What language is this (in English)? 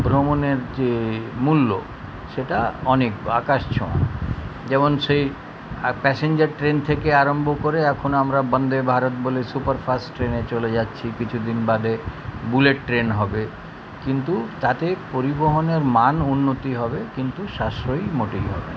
Bangla